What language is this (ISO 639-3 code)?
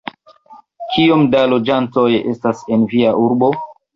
epo